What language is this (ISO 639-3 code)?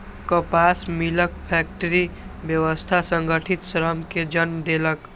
mai